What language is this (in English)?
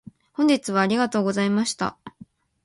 Japanese